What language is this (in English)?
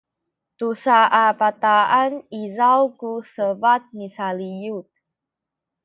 Sakizaya